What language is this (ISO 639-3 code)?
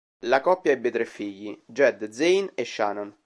ita